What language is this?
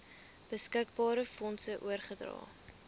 Afrikaans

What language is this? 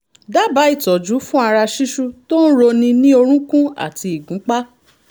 Yoruba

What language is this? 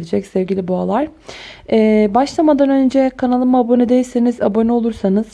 Turkish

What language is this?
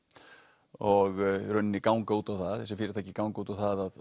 Icelandic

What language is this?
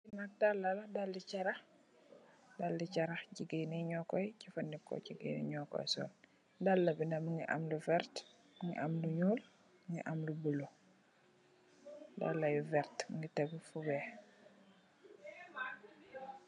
Wolof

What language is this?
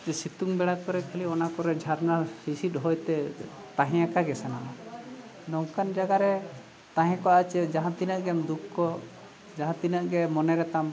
Santali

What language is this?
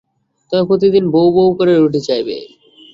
Bangla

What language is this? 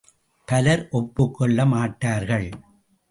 Tamil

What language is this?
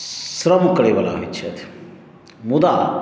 Maithili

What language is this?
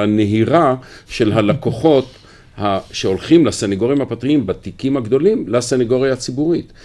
Hebrew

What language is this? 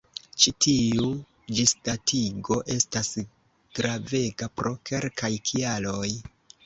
Esperanto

